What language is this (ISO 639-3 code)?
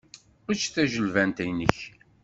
kab